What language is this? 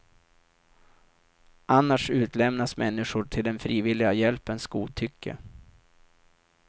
Swedish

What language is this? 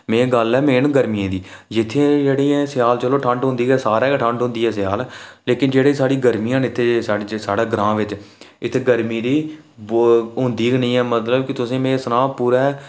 Dogri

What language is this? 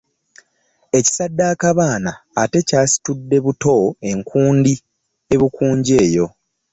Ganda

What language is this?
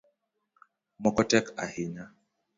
Luo (Kenya and Tanzania)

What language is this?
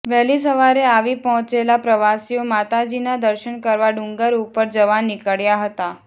Gujarati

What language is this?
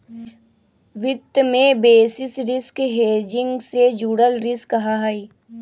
Magahi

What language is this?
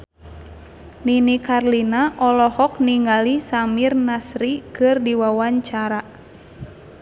Sundanese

